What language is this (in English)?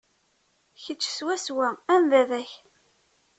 Kabyle